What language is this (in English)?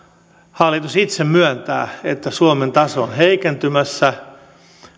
Finnish